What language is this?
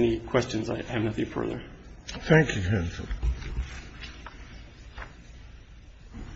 English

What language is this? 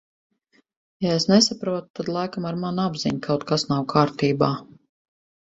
Latvian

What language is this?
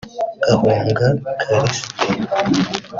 Kinyarwanda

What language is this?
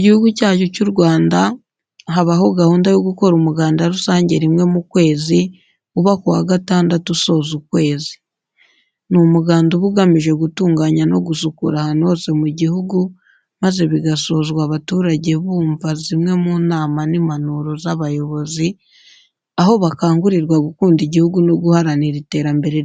Kinyarwanda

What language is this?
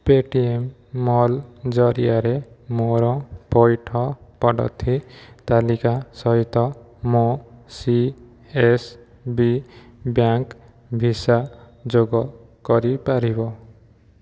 Odia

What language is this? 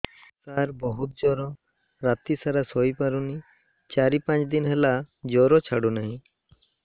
Odia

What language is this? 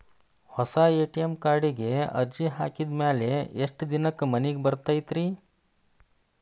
Kannada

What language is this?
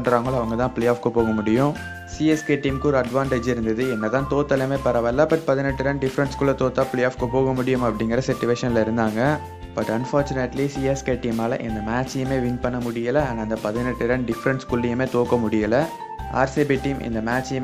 Tamil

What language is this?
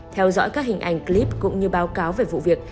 Vietnamese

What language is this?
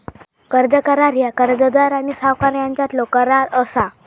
Marathi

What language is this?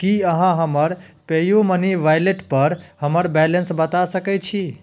Maithili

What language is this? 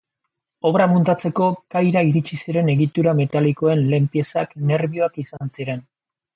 Basque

